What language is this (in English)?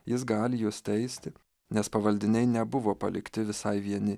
Lithuanian